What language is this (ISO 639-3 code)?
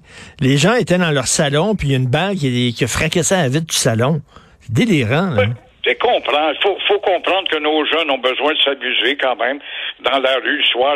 fra